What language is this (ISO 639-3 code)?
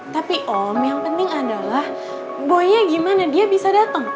ind